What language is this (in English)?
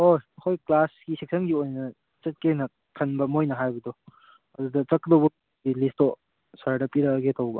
Manipuri